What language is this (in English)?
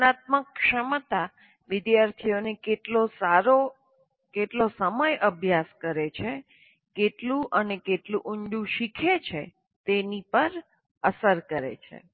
Gujarati